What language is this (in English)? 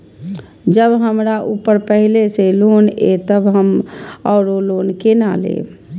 Maithili